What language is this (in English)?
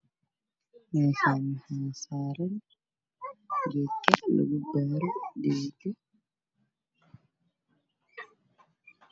Somali